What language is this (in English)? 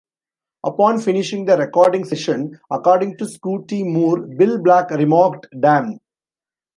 English